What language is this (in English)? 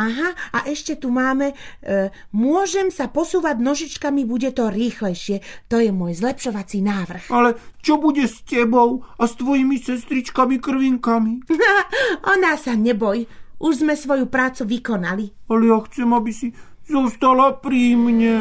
Slovak